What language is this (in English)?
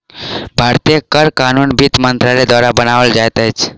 Maithili